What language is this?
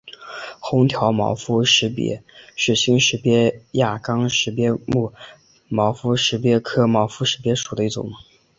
Chinese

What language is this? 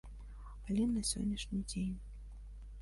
Belarusian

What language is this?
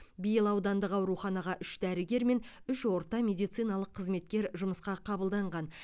Kazakh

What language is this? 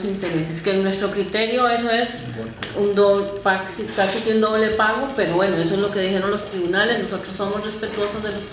Spanish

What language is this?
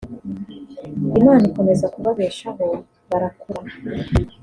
Kinyarwanda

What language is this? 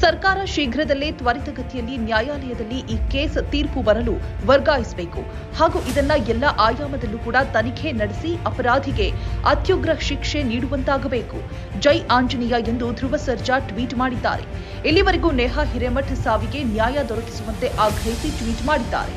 Kannada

